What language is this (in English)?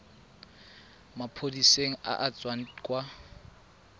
Tswana